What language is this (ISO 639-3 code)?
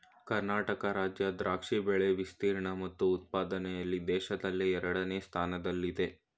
kan